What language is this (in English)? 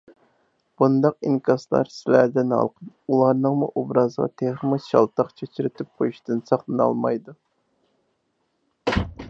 Uyghur